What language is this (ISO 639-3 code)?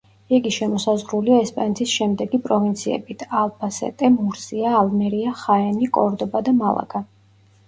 kat